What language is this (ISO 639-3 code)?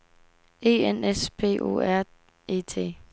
dan